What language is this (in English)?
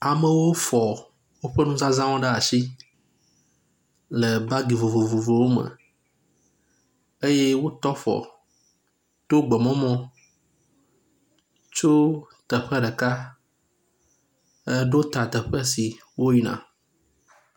Ewe